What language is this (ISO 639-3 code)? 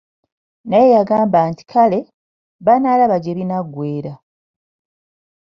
lug